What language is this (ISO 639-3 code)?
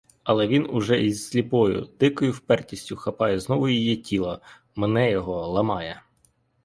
ukr